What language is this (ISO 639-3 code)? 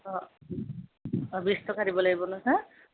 asm